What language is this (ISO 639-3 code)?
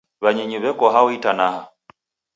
dav